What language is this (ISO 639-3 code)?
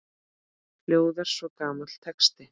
isl